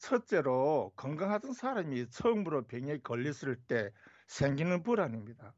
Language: Korean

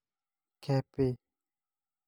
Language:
Masai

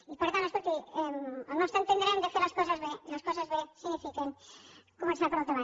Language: Catalan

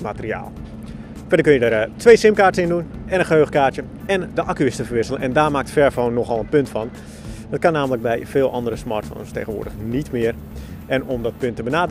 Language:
Dutch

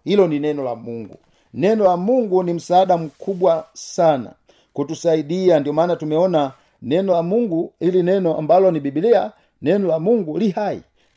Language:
Swahili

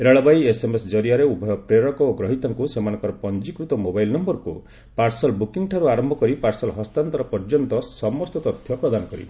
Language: Odia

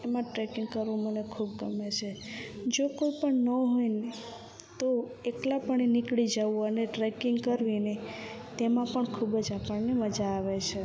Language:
Gujarati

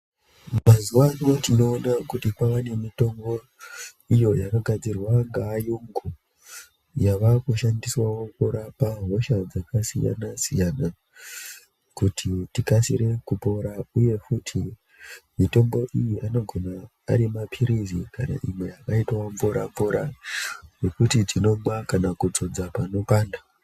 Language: Ndau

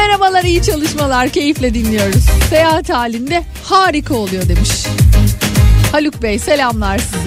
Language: Turkish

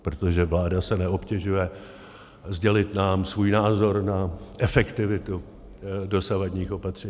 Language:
Czech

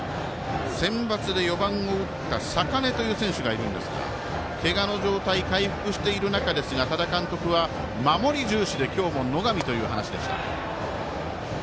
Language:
Japanese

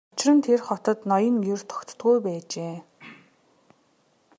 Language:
Mongolian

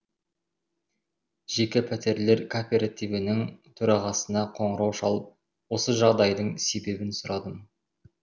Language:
Kazakh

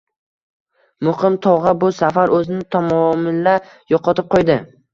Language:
Uzbek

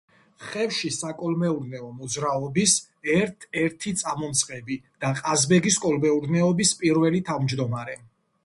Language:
Georgian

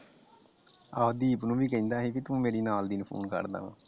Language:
Punjabi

